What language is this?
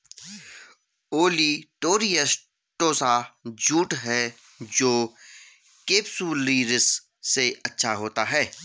Hindi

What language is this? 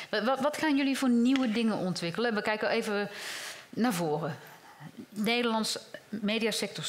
Dutch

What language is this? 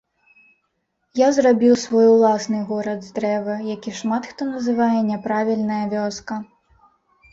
Belarusian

